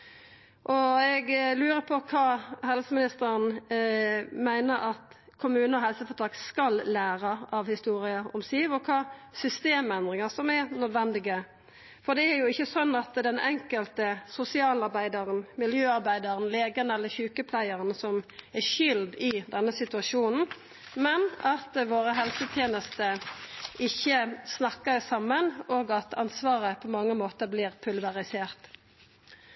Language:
Norwegian Nynorsk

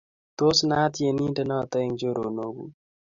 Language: Kalenjin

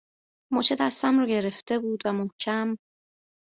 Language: Persian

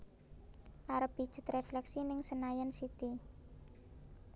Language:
Javanese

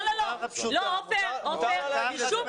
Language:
Hebrew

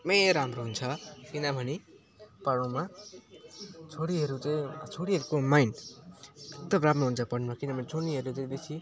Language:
Nepali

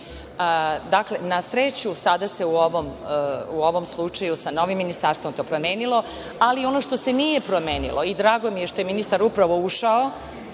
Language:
Serbian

